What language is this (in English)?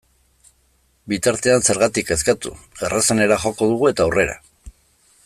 Basque